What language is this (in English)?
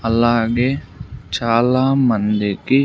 Telugu